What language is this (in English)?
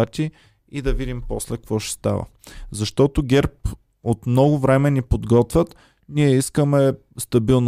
Bulgarian